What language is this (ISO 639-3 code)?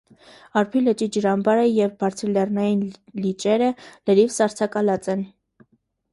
hye